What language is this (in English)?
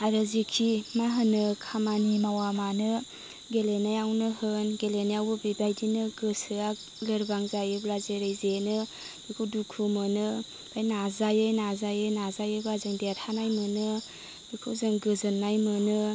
Bodo